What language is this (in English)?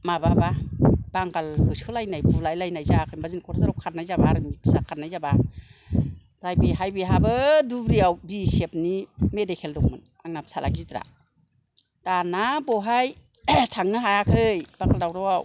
Bodo